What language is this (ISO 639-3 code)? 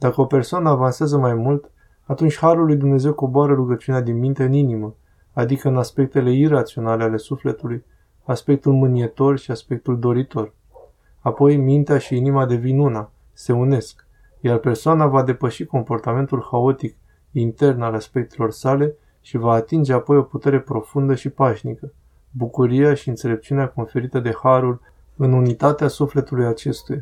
ron